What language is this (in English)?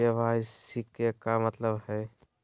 Magahi